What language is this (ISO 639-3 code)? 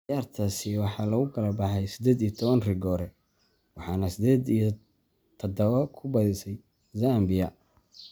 som